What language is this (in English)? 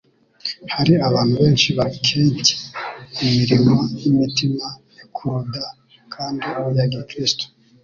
Kinyarwanda